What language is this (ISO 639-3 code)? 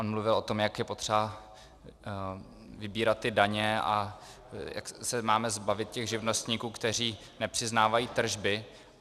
ces